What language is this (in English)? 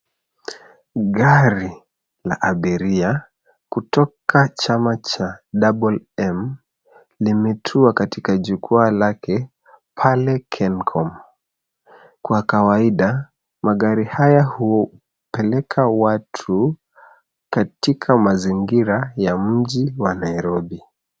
Swahili